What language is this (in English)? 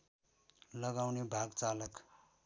Nepali